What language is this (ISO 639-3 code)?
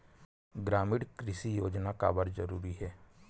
hne